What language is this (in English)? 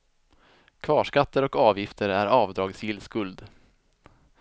Swedish